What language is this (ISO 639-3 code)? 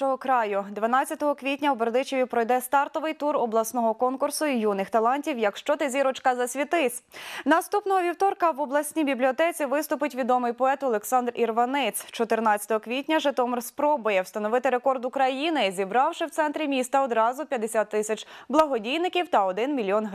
ukr